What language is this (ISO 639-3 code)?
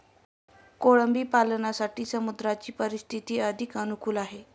mar